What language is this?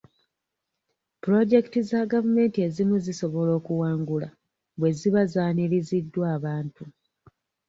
Ganda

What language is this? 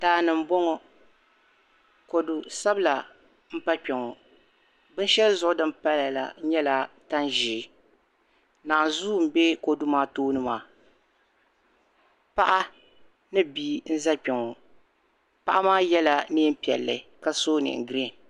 Dagbani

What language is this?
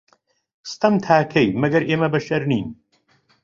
Central Kurdish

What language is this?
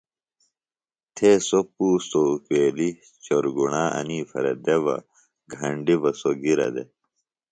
Phalura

